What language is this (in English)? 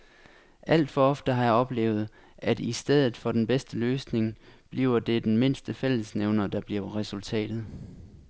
Danish